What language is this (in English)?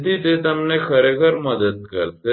Gujarati